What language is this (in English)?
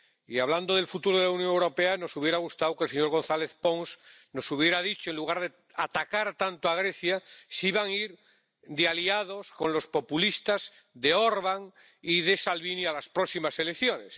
Spanish